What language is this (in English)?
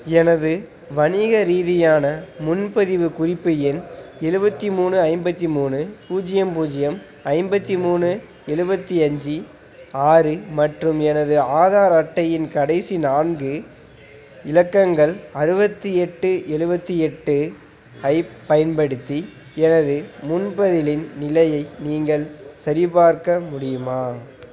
Tamil